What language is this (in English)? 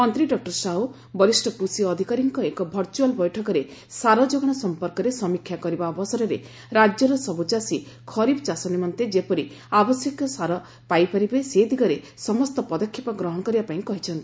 Odia